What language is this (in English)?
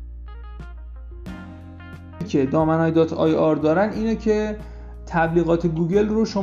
Persian